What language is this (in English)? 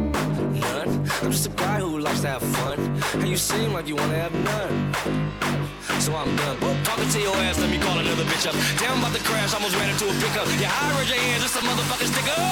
English